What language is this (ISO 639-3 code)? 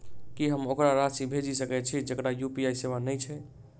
mai